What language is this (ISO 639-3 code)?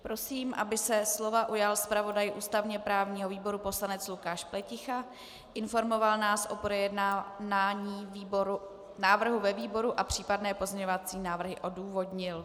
ces